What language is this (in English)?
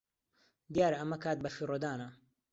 Central Kurdish